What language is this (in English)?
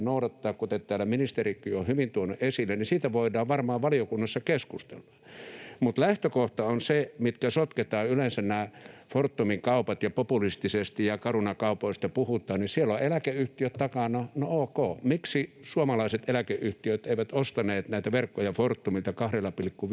Finnish